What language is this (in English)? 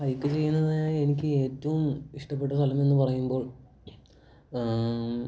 Malayalam